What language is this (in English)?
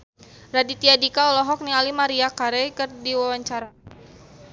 Sundanese